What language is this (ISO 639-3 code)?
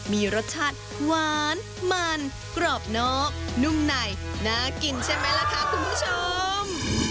tha